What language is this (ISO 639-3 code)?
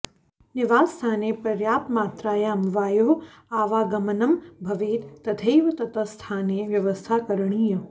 san